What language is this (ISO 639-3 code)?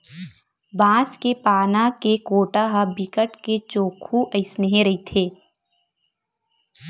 hne